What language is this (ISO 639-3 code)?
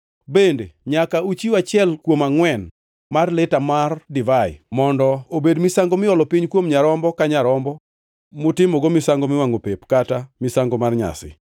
luo